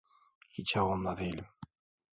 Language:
Turkish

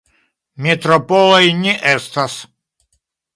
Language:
Esperanto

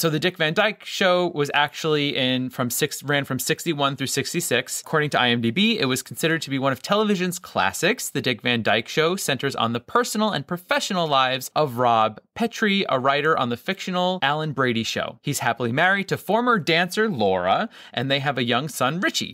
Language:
English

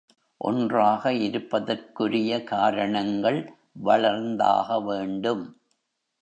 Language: Tamil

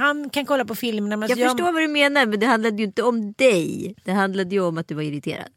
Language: Swedish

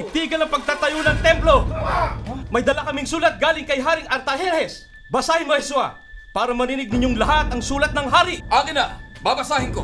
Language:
Filipino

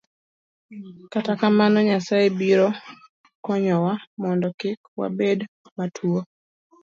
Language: Luo (Kenya and Tanzania)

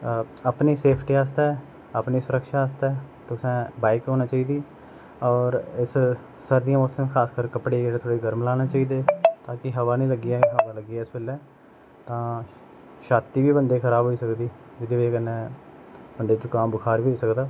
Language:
Dogri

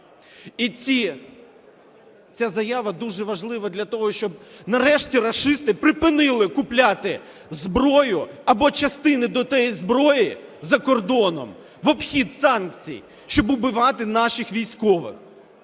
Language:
Ukrainian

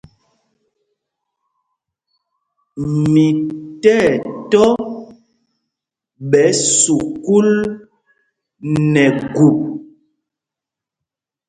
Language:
Mpumpong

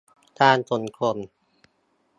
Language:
Thai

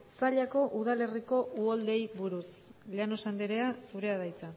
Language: Basque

